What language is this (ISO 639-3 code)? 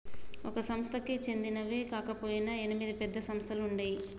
tel